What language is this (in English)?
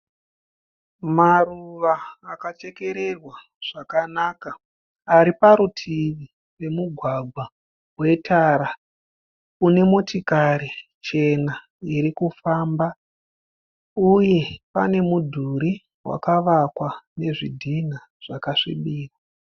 Shona